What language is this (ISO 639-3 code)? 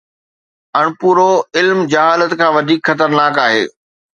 snd